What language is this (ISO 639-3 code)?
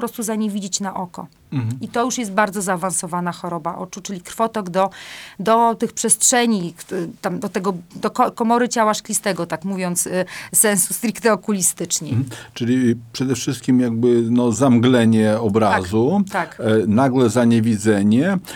pol